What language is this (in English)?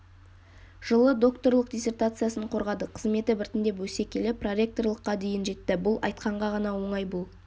Kazakh